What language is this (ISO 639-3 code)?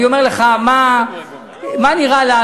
heb